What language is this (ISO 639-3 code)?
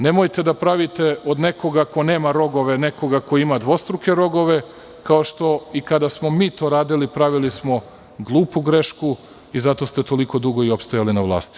srp